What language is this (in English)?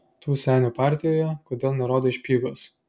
Lithuanian